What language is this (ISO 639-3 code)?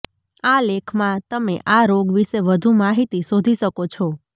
guj